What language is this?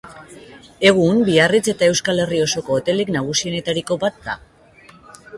Basque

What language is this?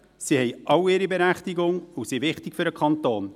Swiss German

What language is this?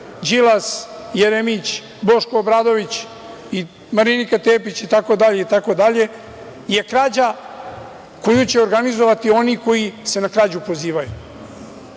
Serbian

